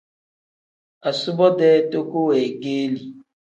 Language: Tem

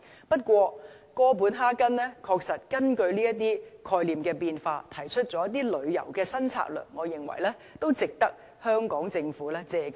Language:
Cantonese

